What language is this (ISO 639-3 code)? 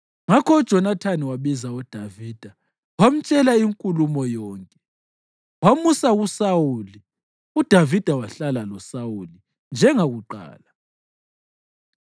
nde